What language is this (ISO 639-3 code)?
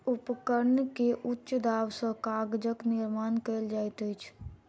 mai